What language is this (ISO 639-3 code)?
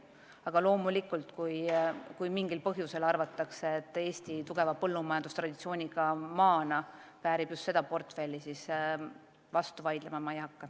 est